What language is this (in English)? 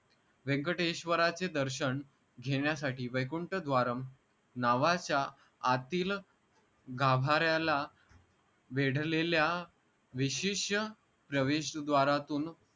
Marathi